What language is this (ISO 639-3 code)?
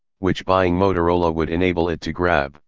eng